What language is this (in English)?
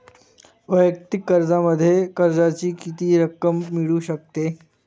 Marathi